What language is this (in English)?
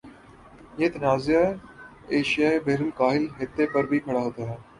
Urdu